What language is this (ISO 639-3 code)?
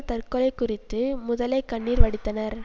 tam